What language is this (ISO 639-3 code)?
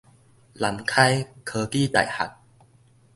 nan